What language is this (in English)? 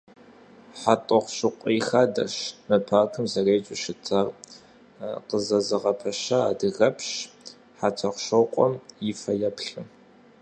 Kabardian